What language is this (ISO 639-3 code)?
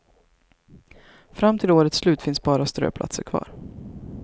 swe